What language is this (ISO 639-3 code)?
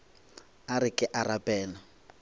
nso